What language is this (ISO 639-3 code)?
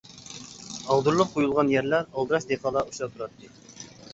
uig